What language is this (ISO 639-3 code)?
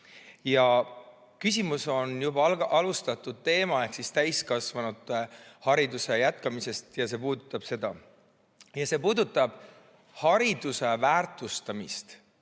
est